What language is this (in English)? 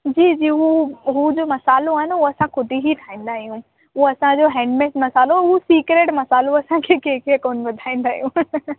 Sindhi